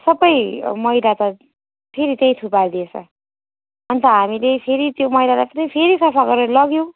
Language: Nepali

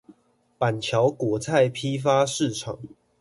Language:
Chinese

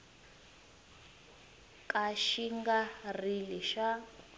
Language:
Tsonga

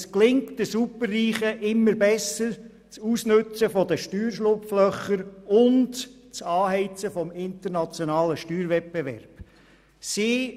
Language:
Swiss German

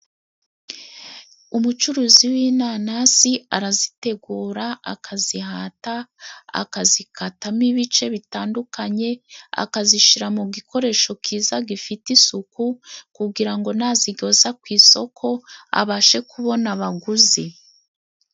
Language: Kinyarwanda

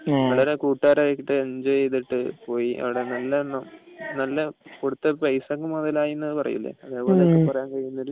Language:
Malayalam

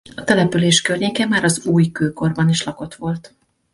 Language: Hungarian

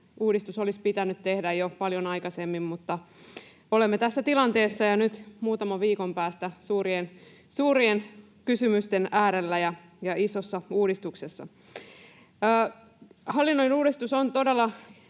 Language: Finnish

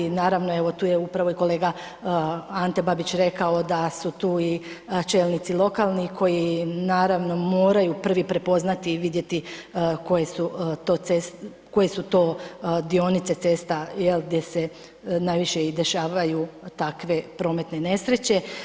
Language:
Croatian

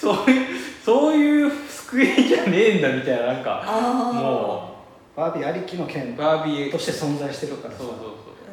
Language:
Japanese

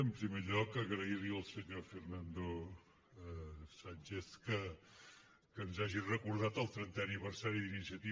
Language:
Catalan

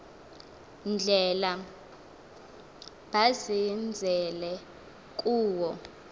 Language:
Xhosa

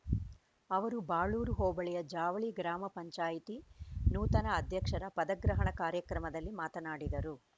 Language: Kannada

